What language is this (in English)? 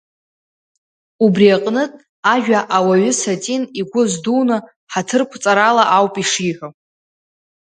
Abkhazian